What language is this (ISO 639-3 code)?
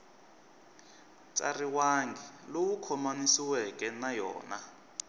tso